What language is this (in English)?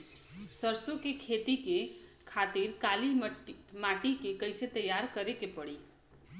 Bhojpuri